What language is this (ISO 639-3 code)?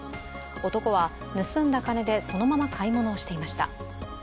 jpn